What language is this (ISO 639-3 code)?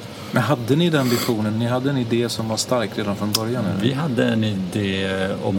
swe